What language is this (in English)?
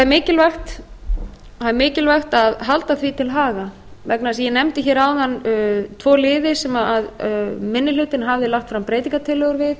Icelandic